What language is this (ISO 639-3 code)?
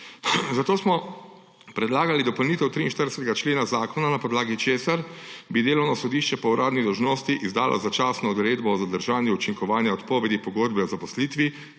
slv